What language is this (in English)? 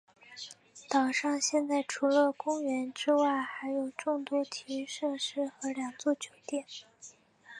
Chinese